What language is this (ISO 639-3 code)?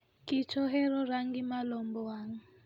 luo